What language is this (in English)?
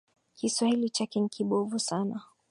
Swahili